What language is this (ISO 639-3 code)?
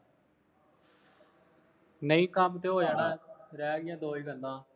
pan